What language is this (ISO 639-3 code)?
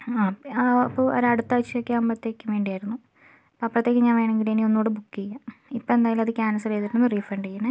mal